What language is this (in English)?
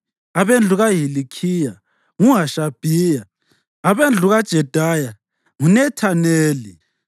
North Ndebele